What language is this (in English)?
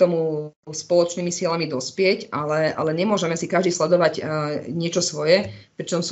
Slovak